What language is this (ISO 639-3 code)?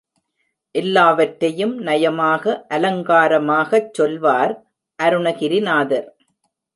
tam